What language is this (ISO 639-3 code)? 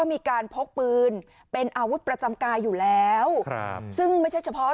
tha